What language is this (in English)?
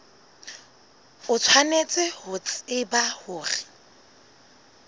Southern Sotho